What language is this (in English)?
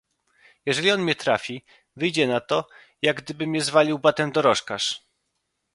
Polish